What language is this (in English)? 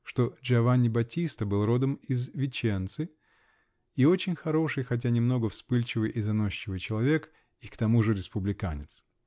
Russian